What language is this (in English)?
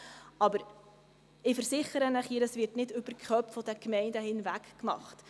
Swiss German